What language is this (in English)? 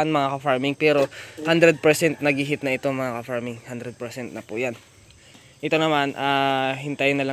Filipino